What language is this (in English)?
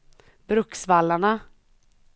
Swedish